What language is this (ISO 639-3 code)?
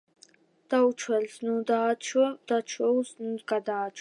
kat